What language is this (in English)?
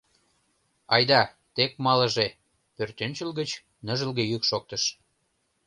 Mari